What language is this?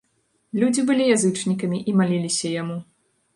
Belarusian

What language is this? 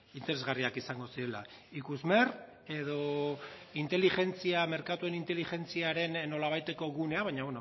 Basque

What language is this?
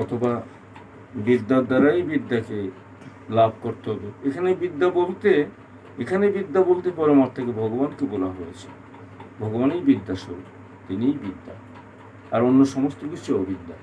Bangla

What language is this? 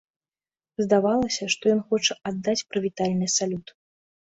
Belarusian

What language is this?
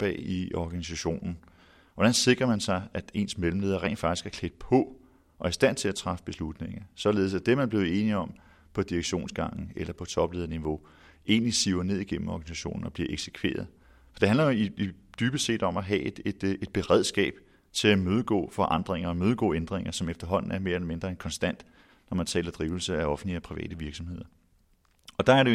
Danish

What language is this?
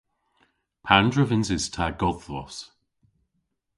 Cornish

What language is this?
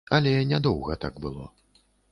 Belarusian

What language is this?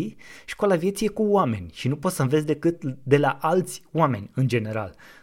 Romanian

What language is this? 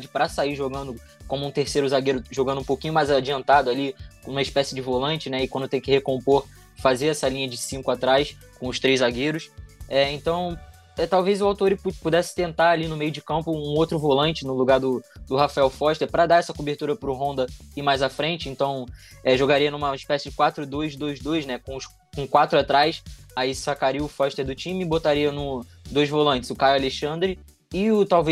Portuguese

